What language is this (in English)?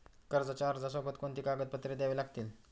Marathi